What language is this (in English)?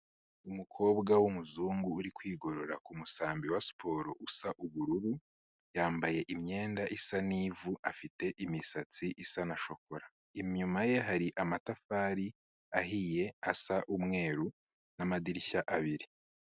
Kinyarwanda